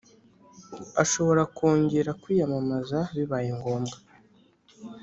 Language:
Kinyarwanda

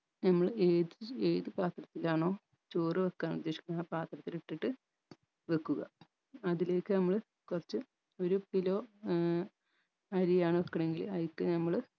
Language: Malayalam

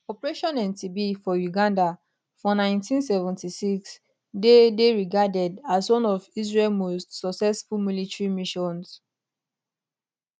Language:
Nigerian Pidgin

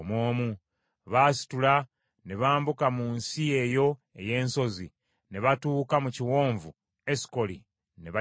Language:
Ganda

